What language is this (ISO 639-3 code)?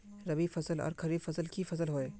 mag